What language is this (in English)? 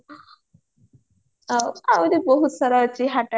Odia